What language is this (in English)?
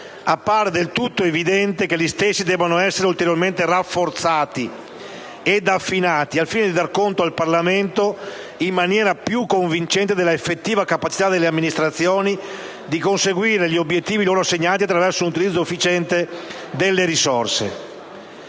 Italian